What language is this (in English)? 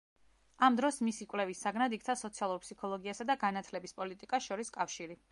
Georgian